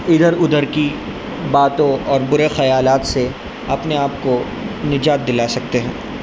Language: Urdu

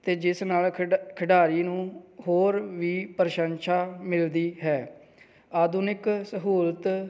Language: Punjabi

